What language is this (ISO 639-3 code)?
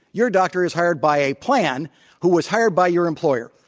eng